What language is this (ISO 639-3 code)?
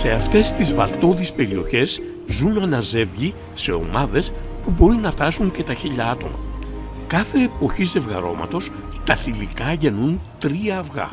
ell